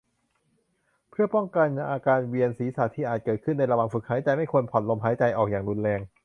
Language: Thai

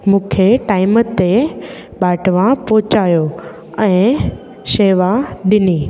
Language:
Sindhi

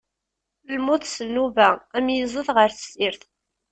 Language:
Kabyle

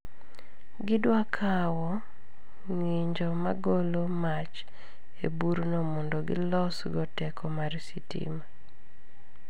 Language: Luo (Kenya and Tanzania)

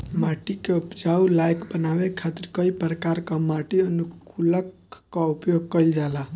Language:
Bhojpuri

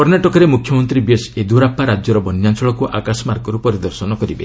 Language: Odia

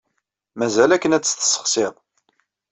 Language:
Kabyle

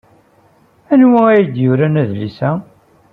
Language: Kabyle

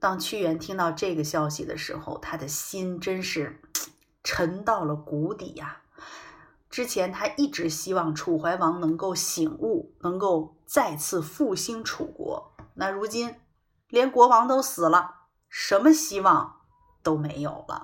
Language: Chinese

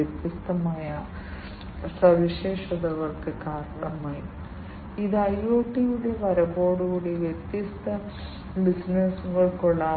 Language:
Malayalam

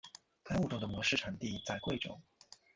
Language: Chinese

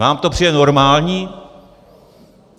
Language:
Czech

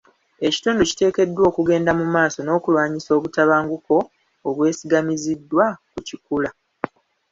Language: Ganda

